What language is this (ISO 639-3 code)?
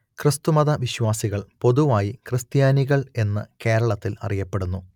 mal